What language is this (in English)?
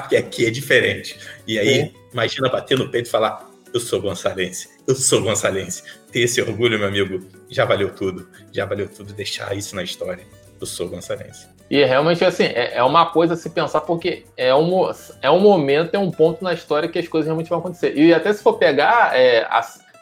Portuguese